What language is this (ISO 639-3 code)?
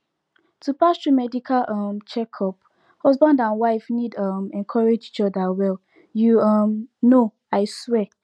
pcm